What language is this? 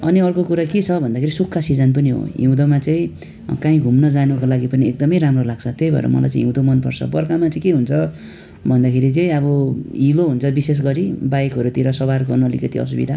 Nepali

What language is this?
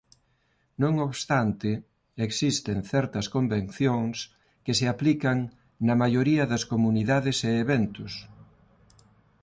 Galician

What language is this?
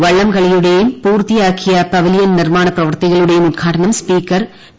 Malayalam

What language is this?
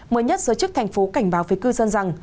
Vietnamese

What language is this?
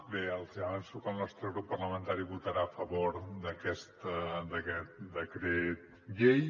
Catalan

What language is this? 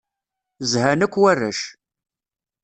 Kabyle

